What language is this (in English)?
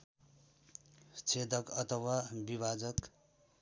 Nepali